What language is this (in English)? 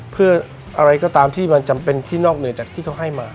Thai